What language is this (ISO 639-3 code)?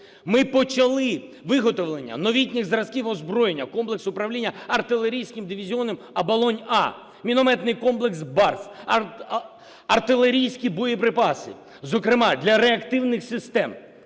ukr